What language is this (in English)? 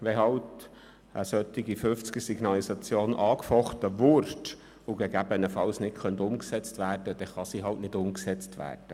Swiss German